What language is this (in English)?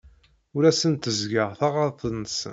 Kabyle